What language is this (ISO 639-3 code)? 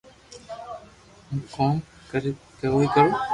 lrk